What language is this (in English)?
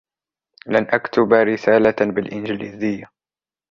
Arabic